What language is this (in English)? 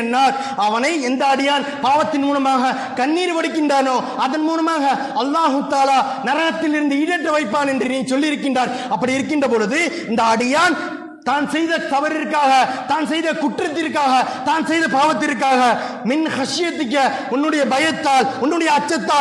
Tamil